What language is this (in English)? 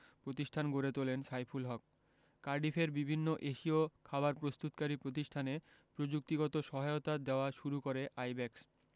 Bangla